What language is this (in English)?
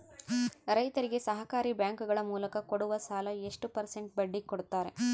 Kannada